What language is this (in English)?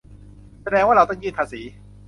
Thai